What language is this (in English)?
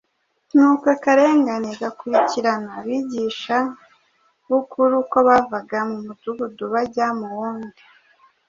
Kinyarwanda